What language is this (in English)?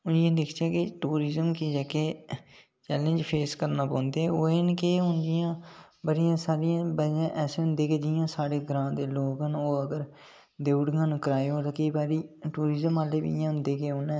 Dogri